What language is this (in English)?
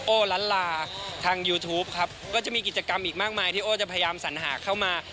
Thai